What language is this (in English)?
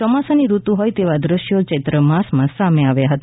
Gujarati